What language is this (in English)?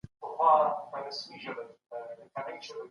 Pashto